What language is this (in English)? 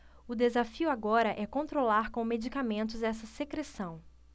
Portuguese